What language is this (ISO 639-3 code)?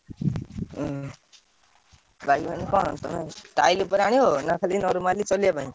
ori